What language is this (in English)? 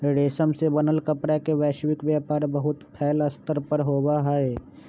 Magahi